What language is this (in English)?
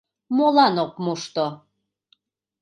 Mari